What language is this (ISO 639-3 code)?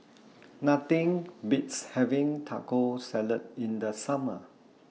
eng